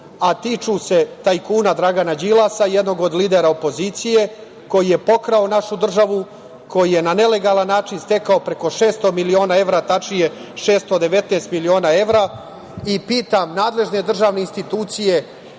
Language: Serbian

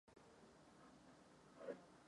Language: Czech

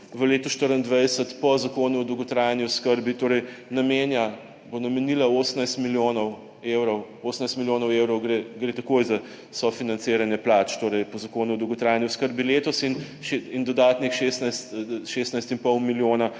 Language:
Slovenian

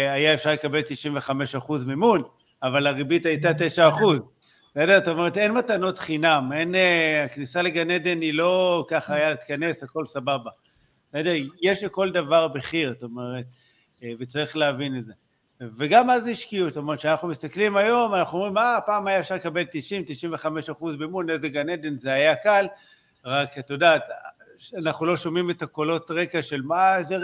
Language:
Hebrew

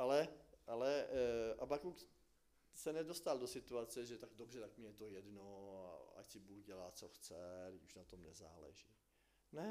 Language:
Czech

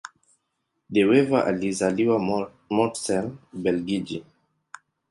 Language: Swahili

